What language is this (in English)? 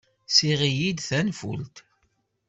Kabyle